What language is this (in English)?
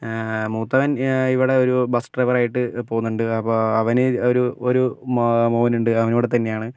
Malayalam